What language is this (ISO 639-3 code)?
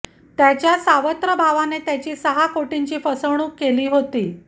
mar